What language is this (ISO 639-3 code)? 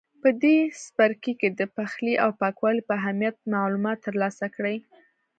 pus